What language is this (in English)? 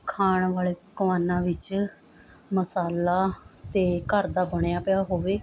Punjabi